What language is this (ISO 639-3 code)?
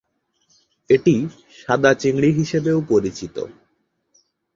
ben